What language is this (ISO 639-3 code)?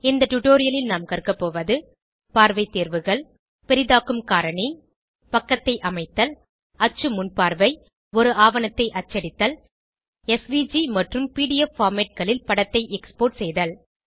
tam